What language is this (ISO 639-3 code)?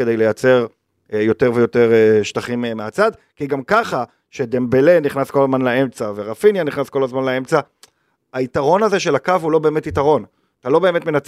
heb